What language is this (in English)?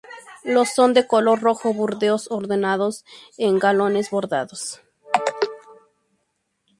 Spanish